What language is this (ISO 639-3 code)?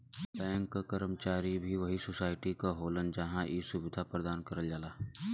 bho